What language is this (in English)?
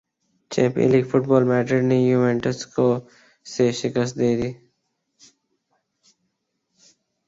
Urdu